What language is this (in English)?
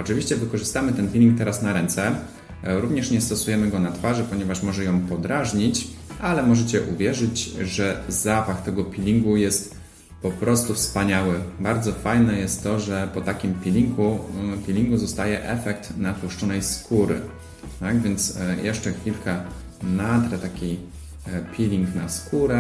Polish